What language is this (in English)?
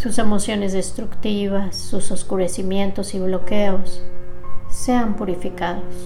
Spanish